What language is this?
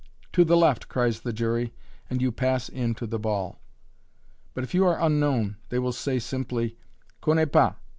English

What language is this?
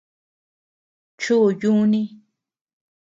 Tepeuxila Cuicatec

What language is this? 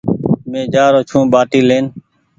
Goaria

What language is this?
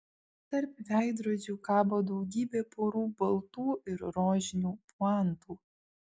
Lithuanian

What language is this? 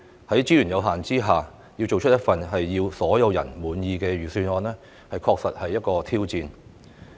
Cantonese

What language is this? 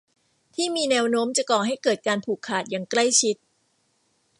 Thai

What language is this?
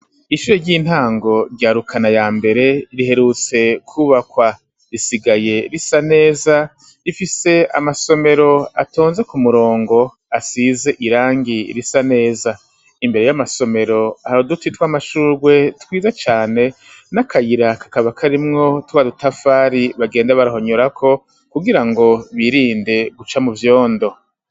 Rundi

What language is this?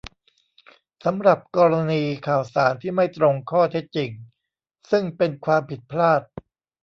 Thai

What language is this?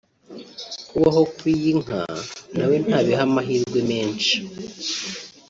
Kinyarwanda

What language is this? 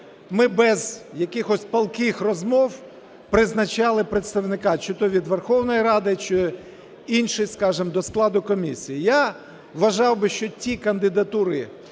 Ukrainian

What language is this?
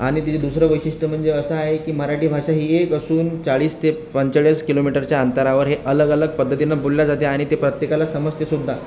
Marathi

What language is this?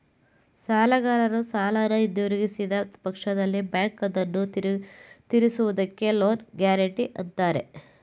Kannada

